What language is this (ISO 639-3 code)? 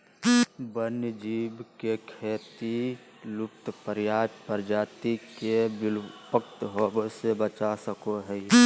mag